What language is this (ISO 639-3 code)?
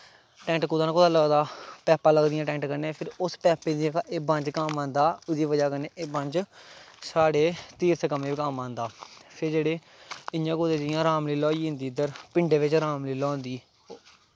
doi